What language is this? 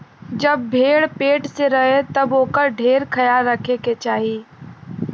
Bhojpuri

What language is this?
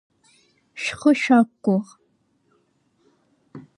Abkhazian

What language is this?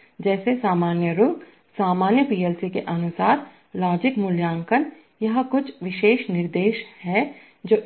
Hindi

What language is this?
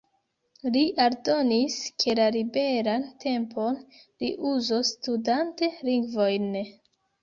Esperanto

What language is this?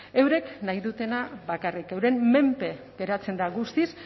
Basque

